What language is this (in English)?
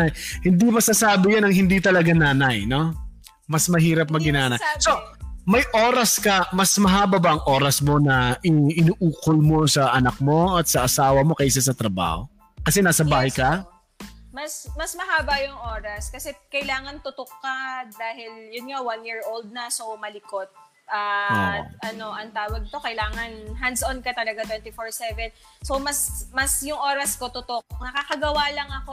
Filipino